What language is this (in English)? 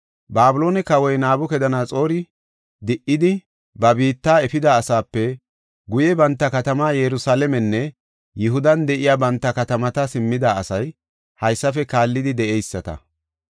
Gofa